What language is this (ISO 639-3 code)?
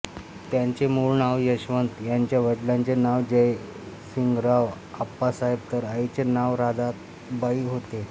mar